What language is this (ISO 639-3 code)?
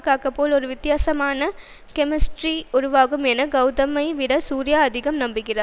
tam